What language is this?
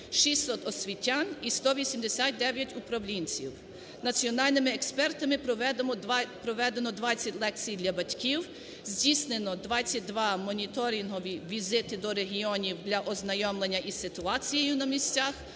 Ukrainian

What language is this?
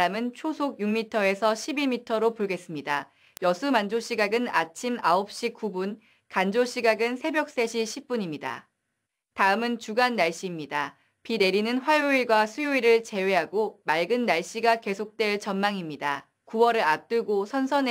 Korean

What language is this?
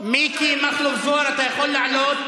Hebrew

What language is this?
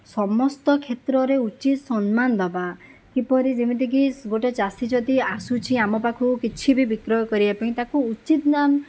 Odia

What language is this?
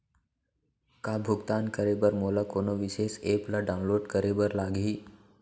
Chhattisgarhi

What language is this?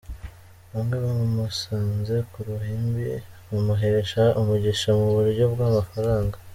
Kinyarwanda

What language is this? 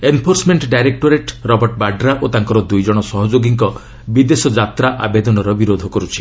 Odia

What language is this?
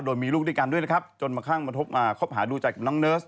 Thai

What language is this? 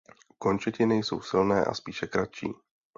Czech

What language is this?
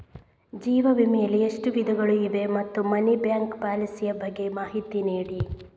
Kannada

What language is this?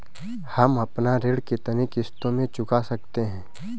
Hindi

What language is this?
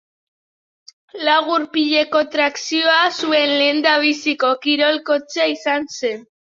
Basque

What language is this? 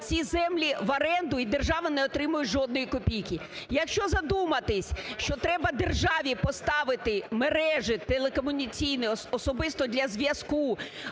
Ukrainian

